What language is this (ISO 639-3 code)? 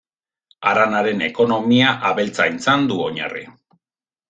eus